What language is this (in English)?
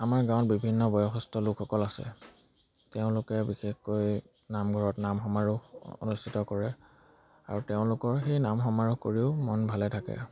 Assamese